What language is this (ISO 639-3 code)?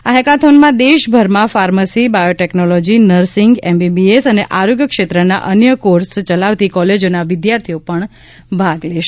guj